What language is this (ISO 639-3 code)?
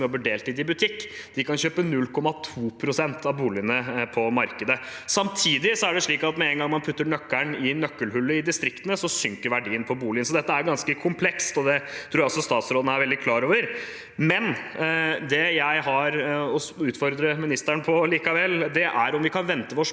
nor